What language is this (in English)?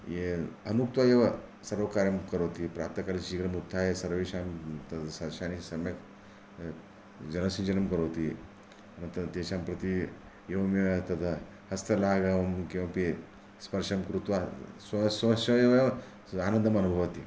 Sanskrit